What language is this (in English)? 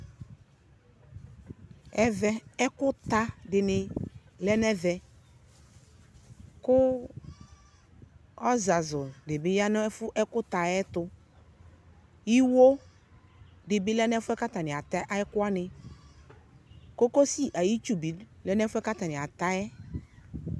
Ikposo